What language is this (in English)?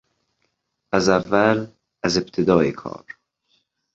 Persian